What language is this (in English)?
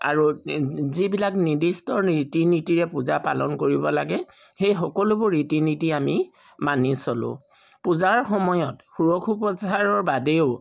Assamese